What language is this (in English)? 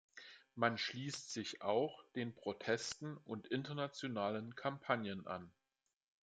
German